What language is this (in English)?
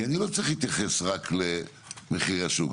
Hebrew